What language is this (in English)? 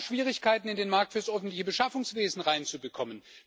German